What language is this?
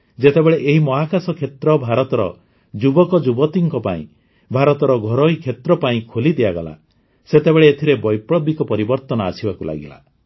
Odia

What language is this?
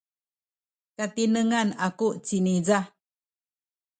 Sakizaya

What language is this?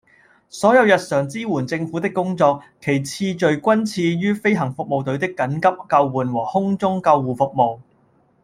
Cantonese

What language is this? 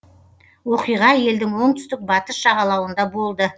Kazakh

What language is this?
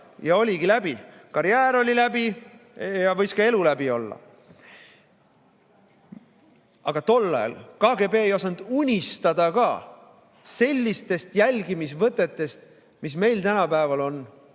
Estonian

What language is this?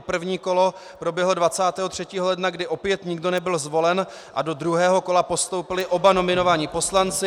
Czech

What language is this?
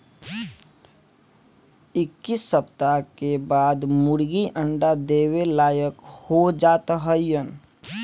Bhojpuri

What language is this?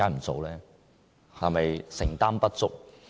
Cantonese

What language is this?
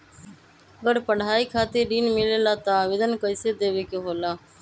Magahi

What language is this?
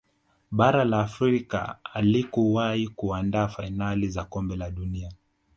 Swahili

